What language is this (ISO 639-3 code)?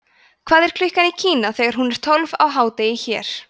isl